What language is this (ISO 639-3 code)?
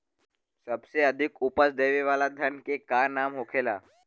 bho